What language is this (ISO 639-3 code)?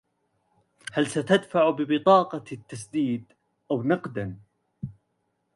ara